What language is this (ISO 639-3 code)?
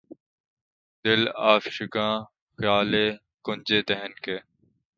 urd